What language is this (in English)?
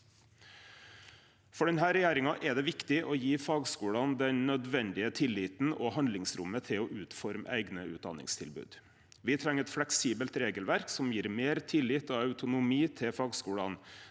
Norwegian